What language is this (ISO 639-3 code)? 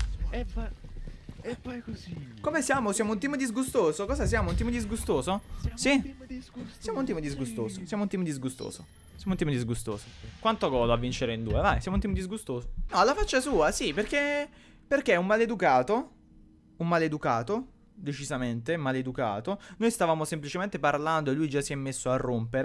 ita